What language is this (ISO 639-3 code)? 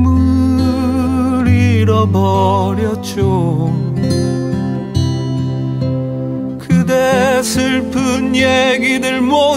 kor